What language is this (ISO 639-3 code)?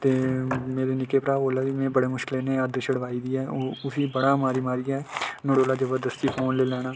doi